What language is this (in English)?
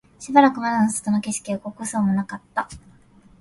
Japanese